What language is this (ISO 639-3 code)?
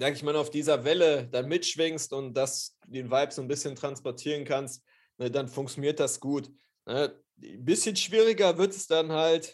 deu